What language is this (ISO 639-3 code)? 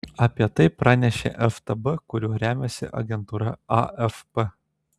lit